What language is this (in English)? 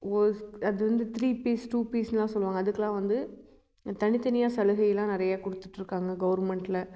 Tamil